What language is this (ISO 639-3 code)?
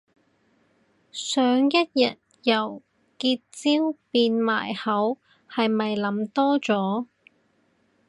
yue